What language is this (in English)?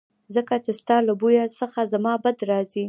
Pashto